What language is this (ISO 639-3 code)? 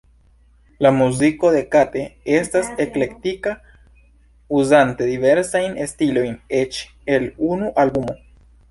epo